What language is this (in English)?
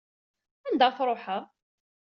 Kabyle